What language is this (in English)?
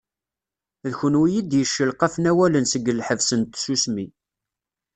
Kabyle